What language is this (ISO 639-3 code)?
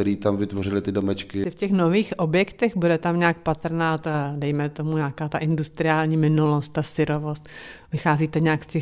ces